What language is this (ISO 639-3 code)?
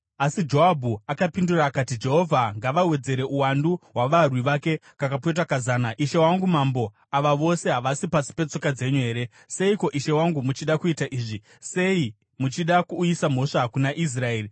sna